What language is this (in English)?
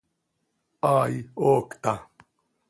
Seri